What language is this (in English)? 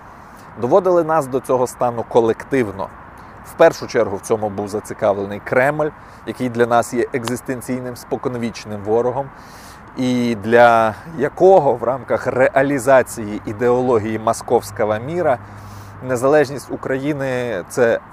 Ukrainian